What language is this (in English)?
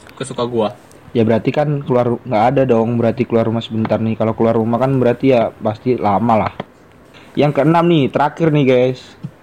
Indonesian